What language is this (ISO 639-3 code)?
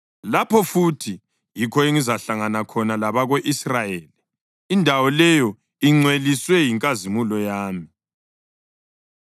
nde